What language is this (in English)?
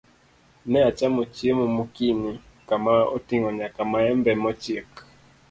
Luo (Kenya and Tanzania)